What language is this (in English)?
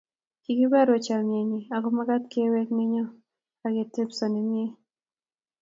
Kalenjin